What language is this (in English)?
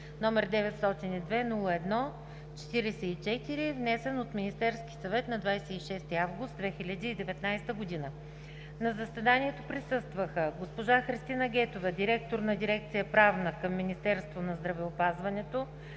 Bulgarian